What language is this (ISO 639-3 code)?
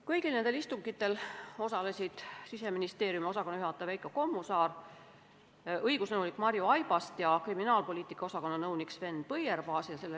est